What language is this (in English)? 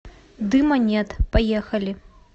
Russian